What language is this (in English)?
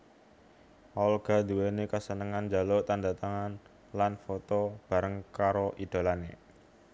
Javanese